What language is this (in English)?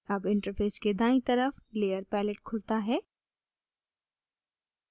Hindi